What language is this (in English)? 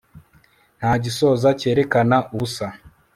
Kinyarwanda